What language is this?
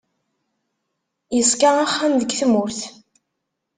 Kabyle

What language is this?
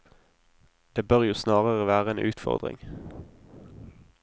Norwegian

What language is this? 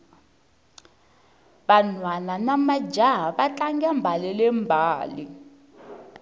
Tsonga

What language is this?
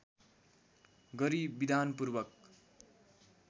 Nepali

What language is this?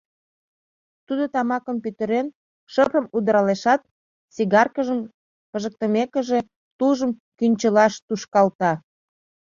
Mari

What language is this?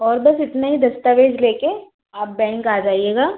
Hindi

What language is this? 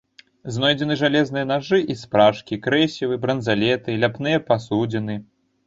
Belarusian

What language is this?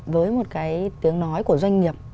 Vietnamese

